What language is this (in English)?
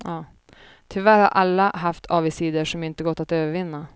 Swedish